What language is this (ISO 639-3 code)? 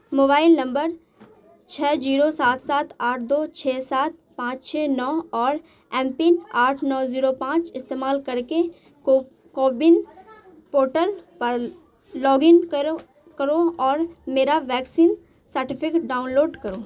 urd